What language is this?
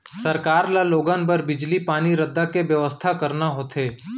Chhattisgarhi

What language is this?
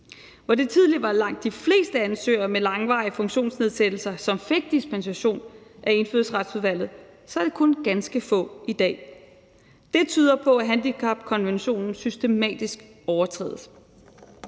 Danish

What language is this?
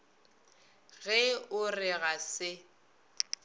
Northern Sotho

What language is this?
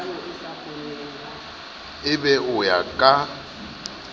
Southern Sotho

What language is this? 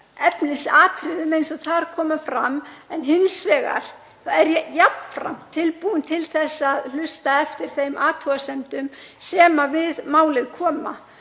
Icelandic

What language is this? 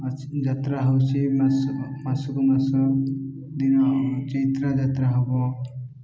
Odia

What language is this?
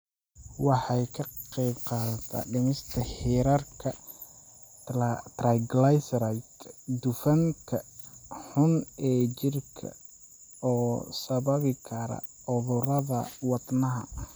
Somali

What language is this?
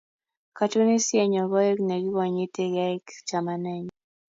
Kalenjin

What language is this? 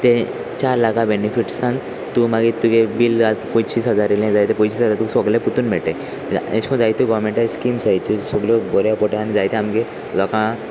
Konkani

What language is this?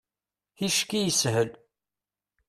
Kabyle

